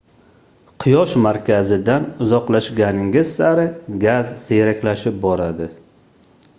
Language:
Uzbek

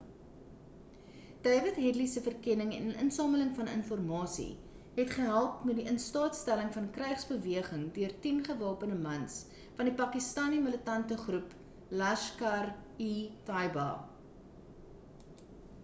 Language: Afrikaans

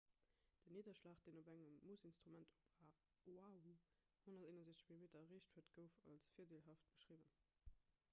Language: Luxembourgish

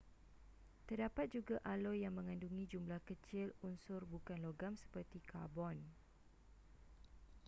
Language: Malay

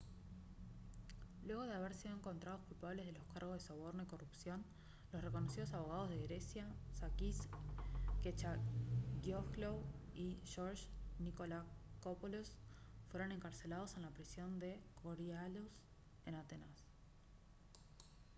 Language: Spanish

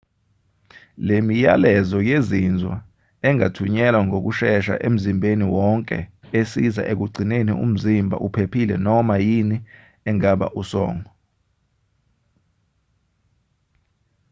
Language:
Zulu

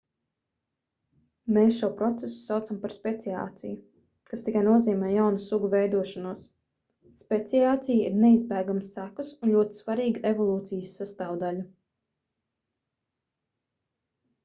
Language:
Latvian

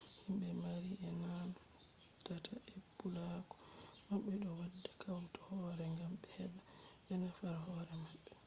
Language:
Fula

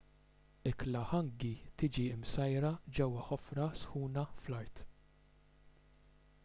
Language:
Maltese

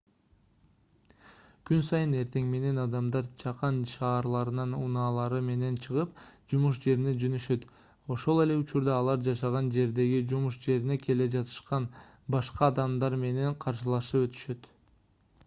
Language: Kyrgyz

